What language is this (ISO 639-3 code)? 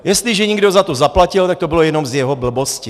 ces